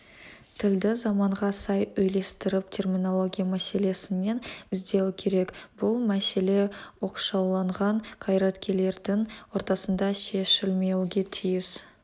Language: Kazakh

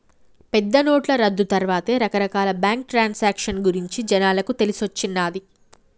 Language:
Telugu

